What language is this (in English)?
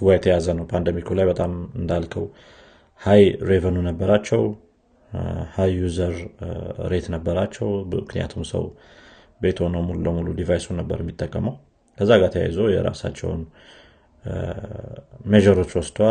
Amharic